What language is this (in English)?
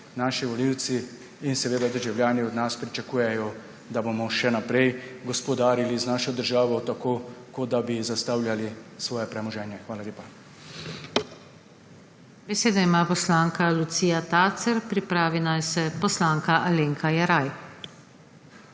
Slovenian